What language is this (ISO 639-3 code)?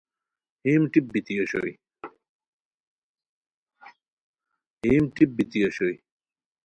khw